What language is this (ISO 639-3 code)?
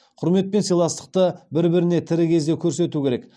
kaz